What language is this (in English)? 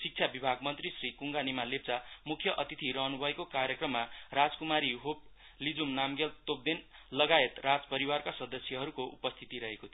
Nepali